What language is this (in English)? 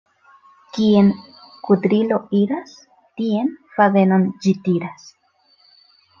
Esperanto